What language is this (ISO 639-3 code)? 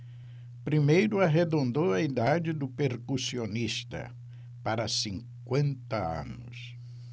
por